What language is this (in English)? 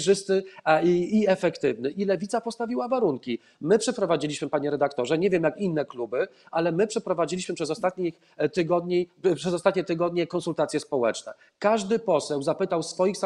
Polish